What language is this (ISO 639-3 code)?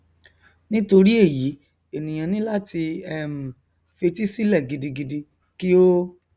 yor